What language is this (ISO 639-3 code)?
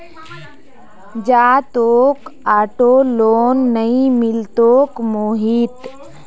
mag